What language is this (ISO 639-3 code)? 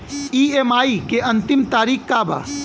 bho